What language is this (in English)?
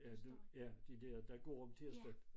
Danish